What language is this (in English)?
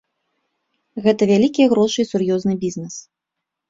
Belarusian